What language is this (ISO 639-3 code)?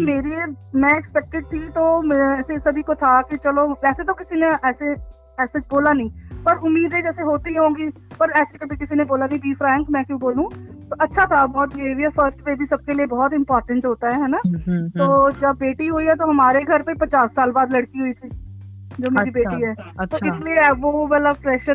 hin